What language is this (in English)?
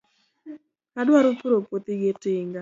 Luo (Kenya and Tanzania)